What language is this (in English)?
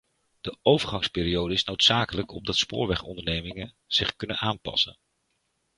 Dutch